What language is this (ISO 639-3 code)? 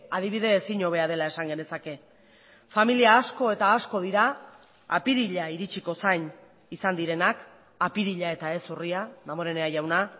eus